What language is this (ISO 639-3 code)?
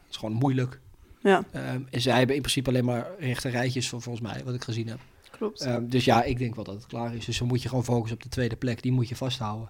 nld